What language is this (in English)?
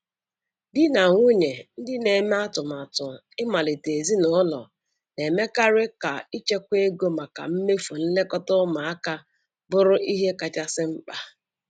Igbo